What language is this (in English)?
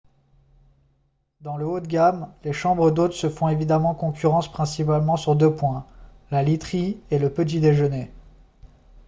French